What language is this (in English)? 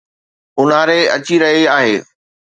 Sindhi